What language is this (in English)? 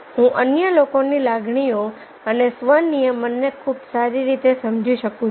Gujarati